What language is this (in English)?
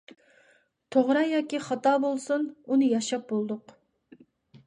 Uyghur